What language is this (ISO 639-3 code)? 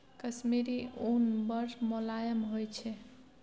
mai